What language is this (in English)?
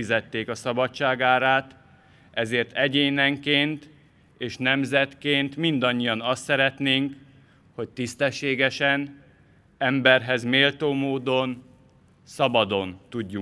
Hungarian